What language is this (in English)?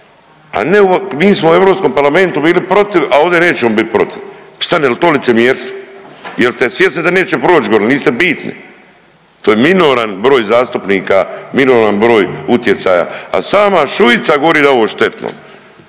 Croatian